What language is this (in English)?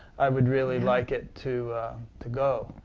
English